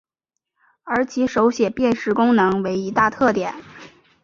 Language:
Chinese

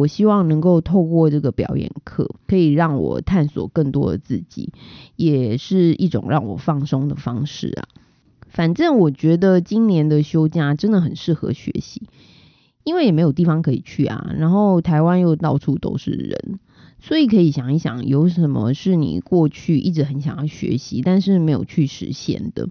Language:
Chinese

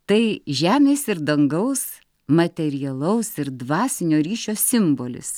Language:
Lithuanian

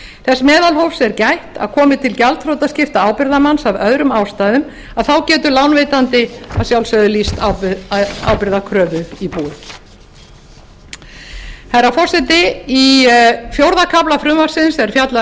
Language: Icelandic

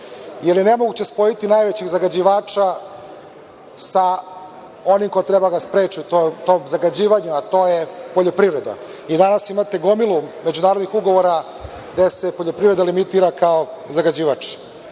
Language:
Serbian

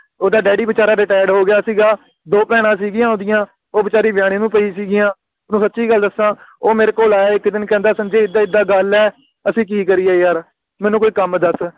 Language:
Punjabi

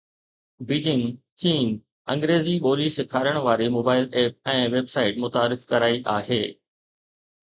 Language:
Sindhi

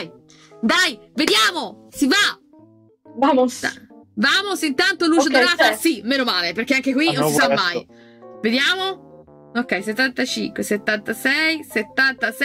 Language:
Italian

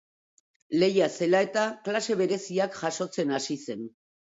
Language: Basque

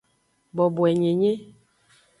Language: Aja (Benin)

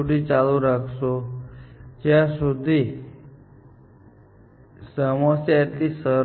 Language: Gujarati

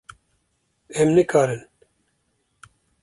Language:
Kurdish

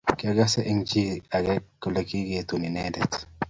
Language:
Kalenjin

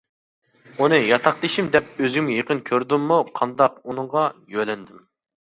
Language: Uyghur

